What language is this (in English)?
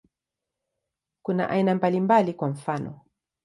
Swahili